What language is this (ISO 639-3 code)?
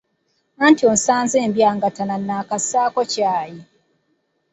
lug